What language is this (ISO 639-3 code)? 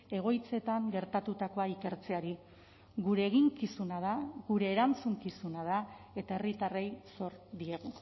eus